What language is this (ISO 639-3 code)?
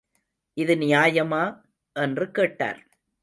tam